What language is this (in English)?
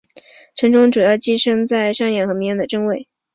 Chinese